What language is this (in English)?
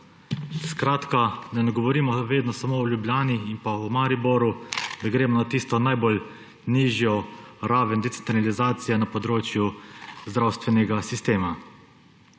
Slovenian